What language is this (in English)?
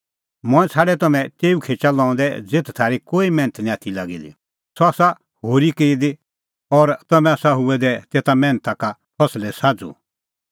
Kullu Pahari